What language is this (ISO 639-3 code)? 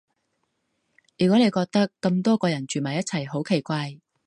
yue